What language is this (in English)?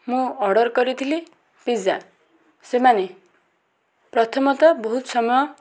Odia